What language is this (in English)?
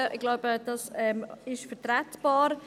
Swiss German